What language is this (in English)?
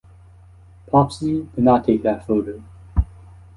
English